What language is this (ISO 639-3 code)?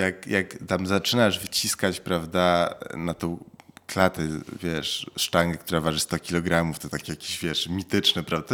pol